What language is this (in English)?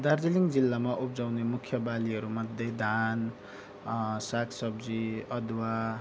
Nepali